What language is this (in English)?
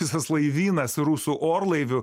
Lithuanian